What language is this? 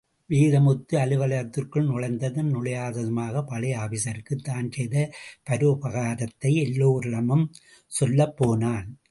Tamil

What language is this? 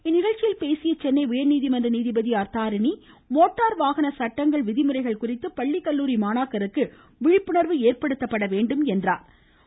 Tamil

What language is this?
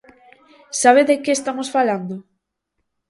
Galician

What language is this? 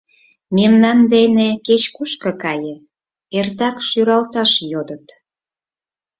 Mari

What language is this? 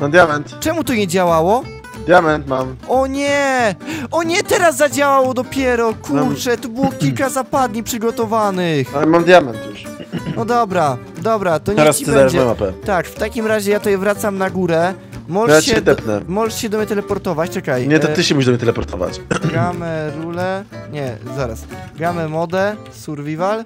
Polish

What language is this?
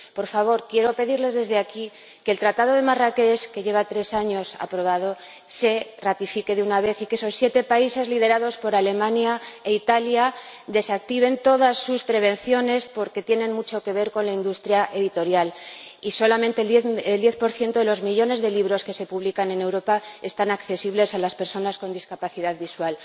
Spanish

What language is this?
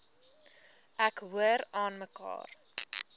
Afrikaans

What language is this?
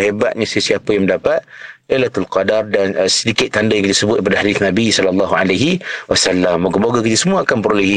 Malay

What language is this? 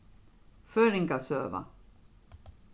Faroese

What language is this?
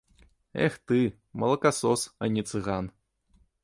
Belarusian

